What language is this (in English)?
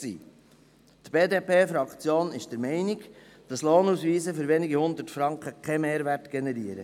Swiss German